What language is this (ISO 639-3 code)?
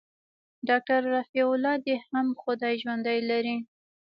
pus